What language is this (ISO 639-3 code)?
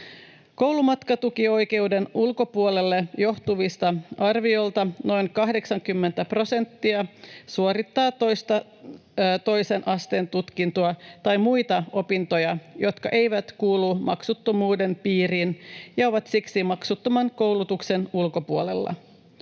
fin